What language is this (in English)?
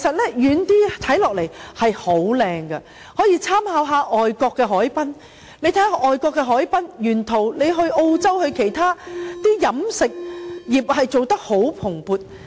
Cantonese